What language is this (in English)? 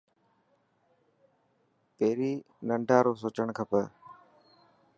Dhatki